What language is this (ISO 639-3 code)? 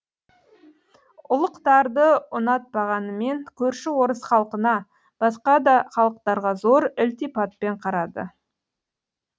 kaz